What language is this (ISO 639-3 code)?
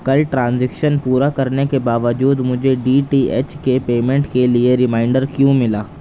urd